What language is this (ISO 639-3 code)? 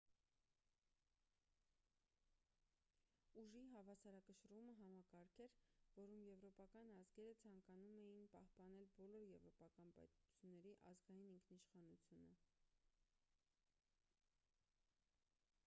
hye